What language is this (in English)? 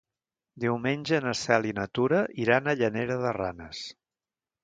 Catalan